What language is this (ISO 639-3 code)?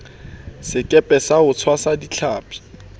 sot